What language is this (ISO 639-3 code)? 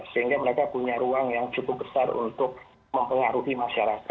ind